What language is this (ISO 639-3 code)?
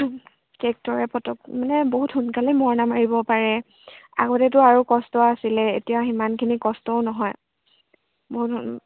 asm